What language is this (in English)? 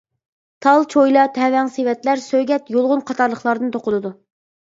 Uyghur